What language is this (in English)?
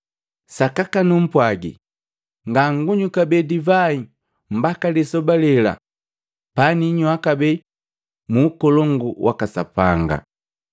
Matengo